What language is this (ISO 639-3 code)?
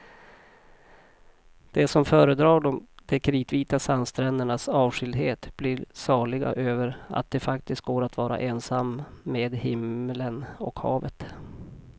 swe